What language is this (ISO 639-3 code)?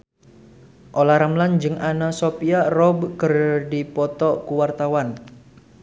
sun